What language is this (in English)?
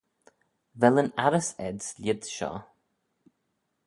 Manx